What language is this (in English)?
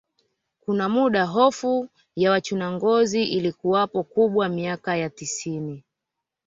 Swahili